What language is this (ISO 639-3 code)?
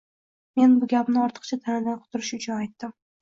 uzb